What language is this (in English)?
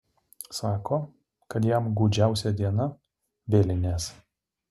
Lithuanian